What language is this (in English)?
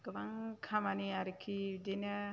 Bodo